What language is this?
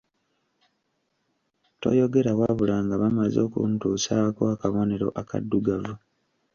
Ganda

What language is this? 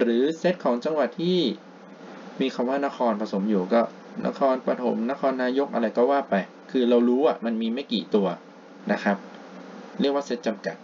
Thai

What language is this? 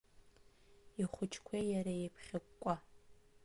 Abkhazian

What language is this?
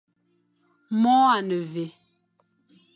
Fang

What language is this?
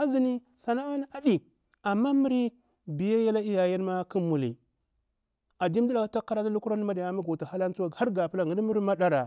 Bura-Pabir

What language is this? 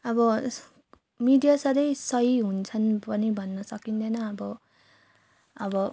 Nepali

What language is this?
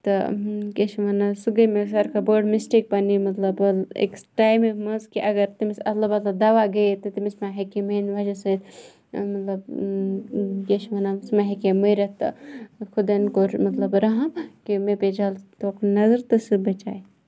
Kashmiri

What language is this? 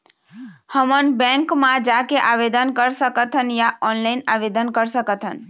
Chhattisgarhi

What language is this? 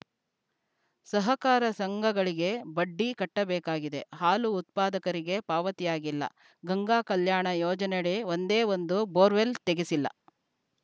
Kannada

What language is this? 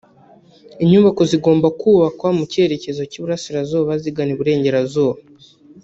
Kinyarwanda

